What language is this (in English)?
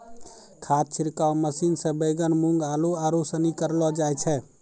Maithili